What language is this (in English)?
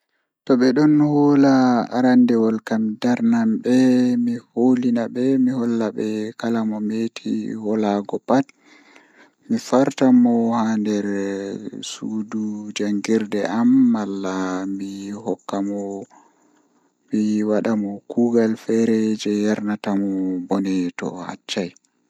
Fula